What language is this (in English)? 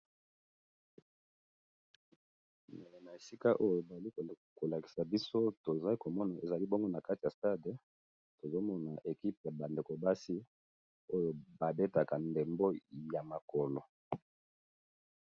Lingala